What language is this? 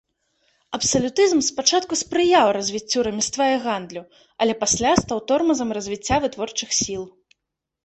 Belarusian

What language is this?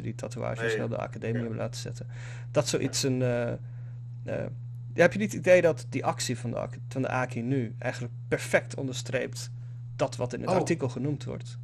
Dutch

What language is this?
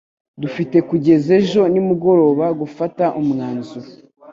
Kinyarwanda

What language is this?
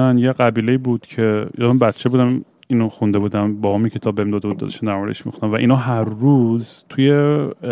Persian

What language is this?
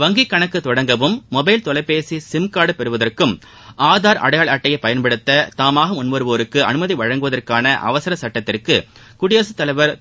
Tamil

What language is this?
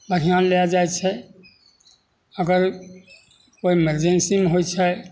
Maithili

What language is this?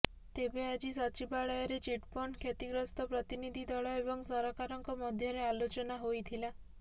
Odia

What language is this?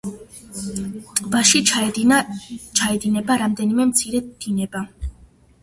Georgian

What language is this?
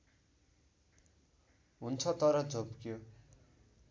Nepali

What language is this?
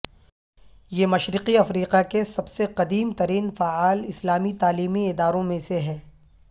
Urdu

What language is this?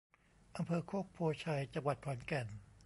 Thai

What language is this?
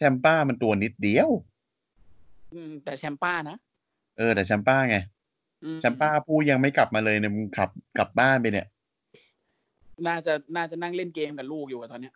Thai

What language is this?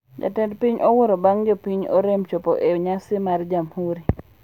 Luo (Kenya and Tanzania)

